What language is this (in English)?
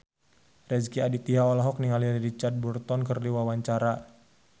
Sundanese